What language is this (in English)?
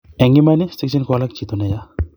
Kalenjin